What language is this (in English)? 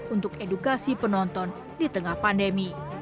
Indonesian